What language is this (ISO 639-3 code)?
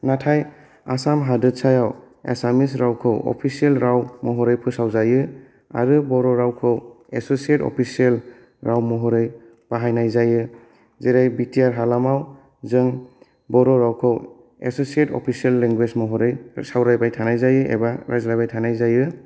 brx